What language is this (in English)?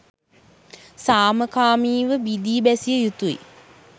Sinhala